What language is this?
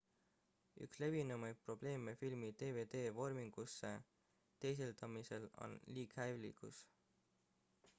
Estonian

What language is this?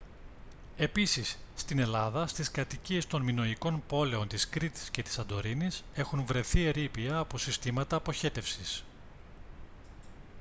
Greek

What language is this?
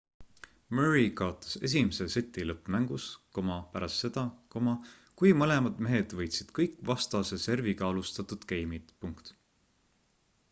Estonian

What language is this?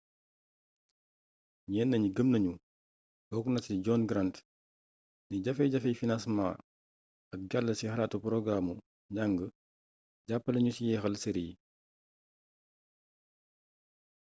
Wolof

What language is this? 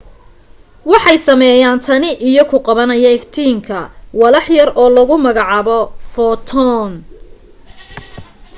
Somali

